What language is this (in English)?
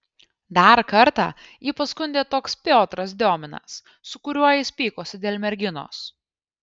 Lithuanian